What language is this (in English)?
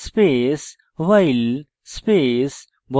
Bangla